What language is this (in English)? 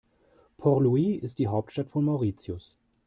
German